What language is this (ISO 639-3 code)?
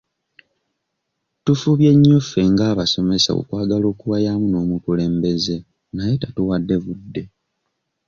lug